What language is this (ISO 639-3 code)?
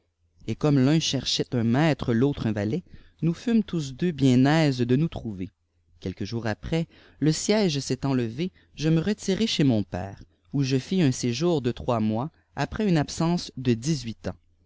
fra